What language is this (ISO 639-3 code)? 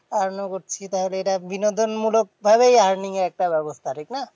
ben